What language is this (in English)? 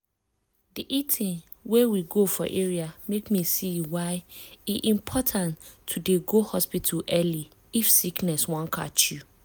Nigerian Pidgin